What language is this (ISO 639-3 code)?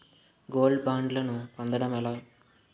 tel